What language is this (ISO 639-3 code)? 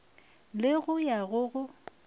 nso